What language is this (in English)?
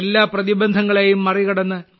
Malayalam